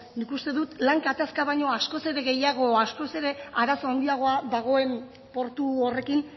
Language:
Basque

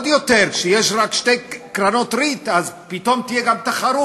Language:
Hebrew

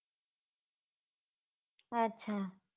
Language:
Gujarati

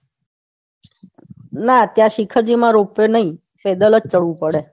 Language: Gujarati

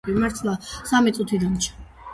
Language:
Georgian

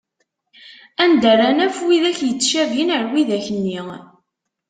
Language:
Kabyle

